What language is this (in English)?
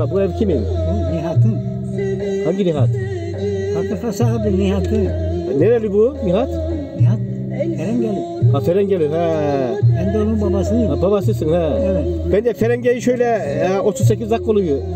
Turkish